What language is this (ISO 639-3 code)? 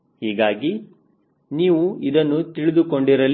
kan